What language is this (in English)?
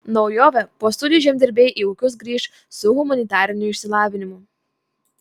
Lithuanian